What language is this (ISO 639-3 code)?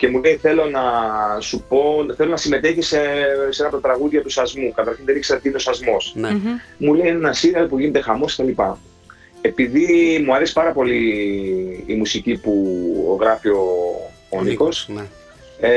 ell